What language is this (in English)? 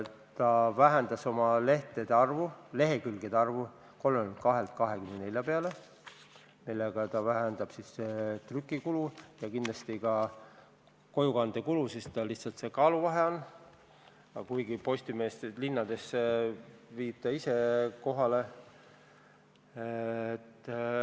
Estonian